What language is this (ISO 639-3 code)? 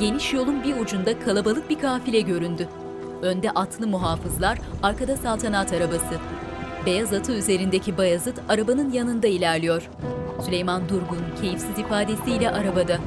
tur